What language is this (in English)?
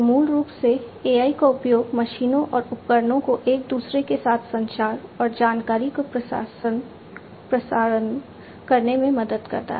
Hindi